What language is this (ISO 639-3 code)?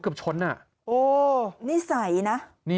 tha